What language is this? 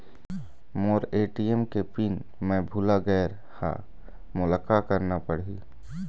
Chhattisgarhi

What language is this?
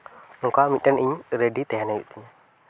Santali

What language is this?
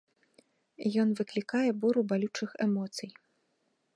Belarusian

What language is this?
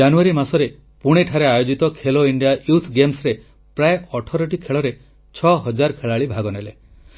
Odia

